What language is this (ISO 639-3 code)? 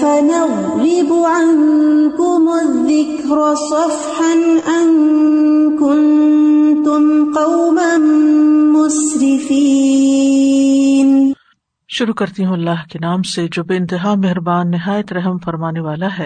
urd